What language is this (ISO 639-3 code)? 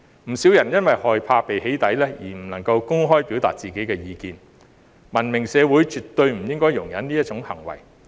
yue